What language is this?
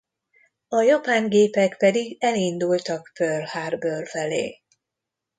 Hungarian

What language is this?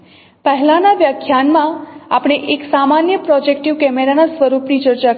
Gujarati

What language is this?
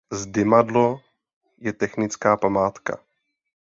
Czech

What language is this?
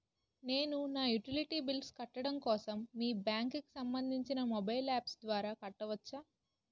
Telugu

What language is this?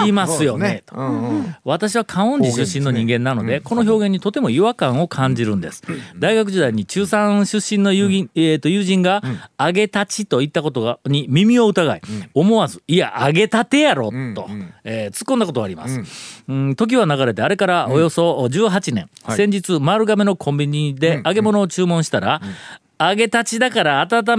Japanese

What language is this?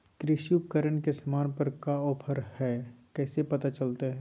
Magahi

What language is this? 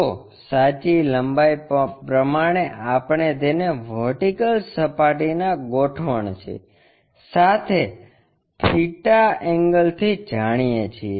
Gujarati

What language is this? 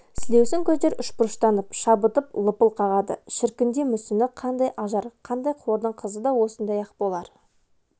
Kazakh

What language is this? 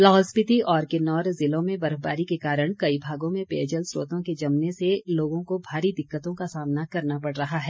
Hindi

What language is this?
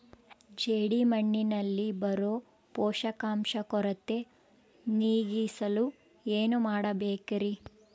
Kannada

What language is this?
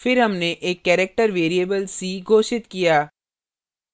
Hindi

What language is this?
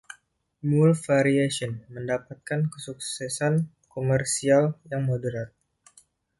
Indonesian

